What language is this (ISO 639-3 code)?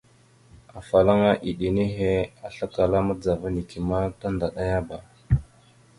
mxu